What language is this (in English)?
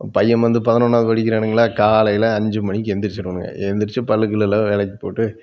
Tamil